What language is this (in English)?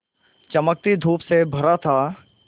Hindi